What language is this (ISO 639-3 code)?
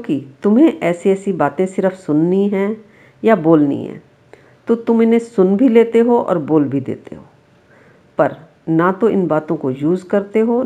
hin